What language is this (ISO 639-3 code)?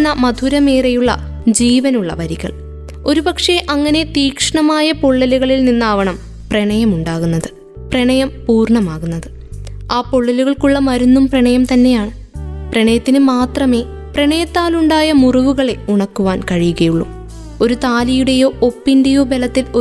mal